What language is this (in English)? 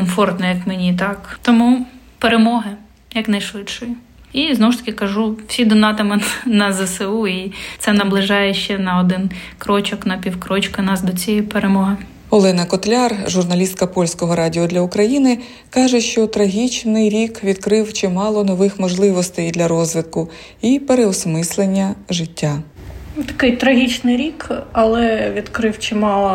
Ukrainian